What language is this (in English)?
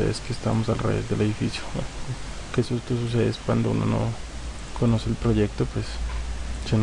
Spanish